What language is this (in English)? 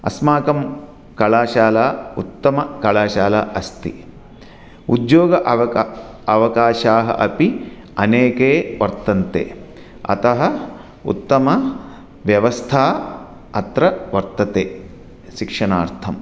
Sanskrit